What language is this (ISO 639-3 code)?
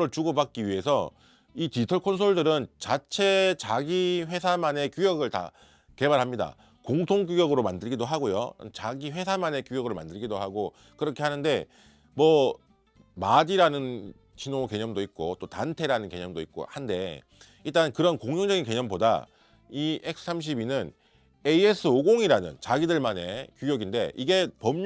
kor